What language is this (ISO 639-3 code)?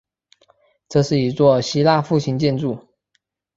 zho